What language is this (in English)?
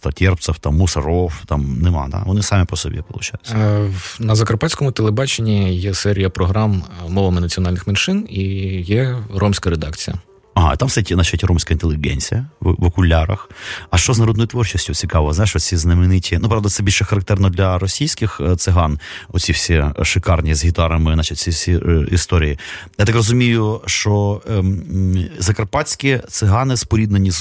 Ukrainian